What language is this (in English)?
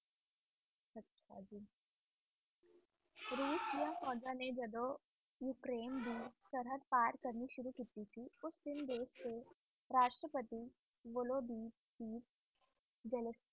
Punjabi